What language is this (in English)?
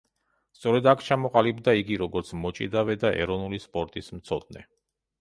Georgian